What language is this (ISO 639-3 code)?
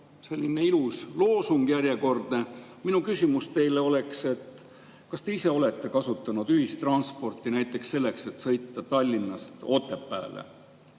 est